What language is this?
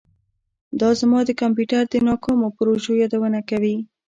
Pashto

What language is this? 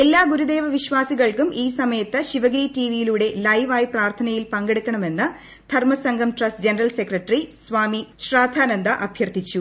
Malayalam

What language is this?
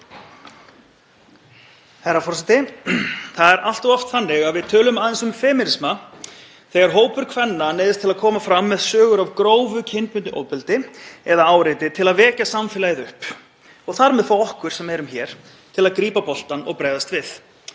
Icelandic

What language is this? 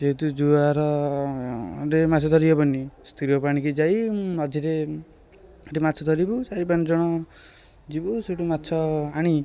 Odia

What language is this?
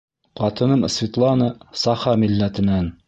Bashkir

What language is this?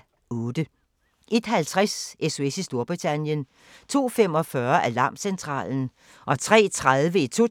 Danish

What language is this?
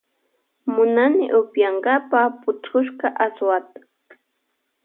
Loja Highland Quichua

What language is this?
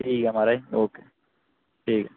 Dogri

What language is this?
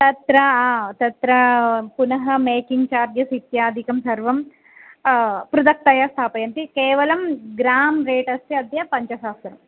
Sanskrit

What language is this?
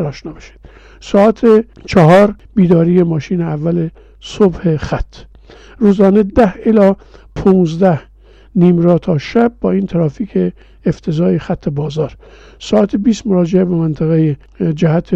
Persian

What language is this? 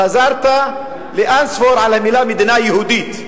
Hebrew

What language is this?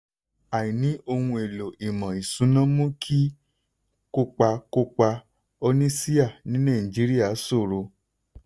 Yoruba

